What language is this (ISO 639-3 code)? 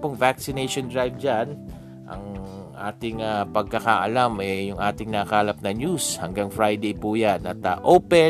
fil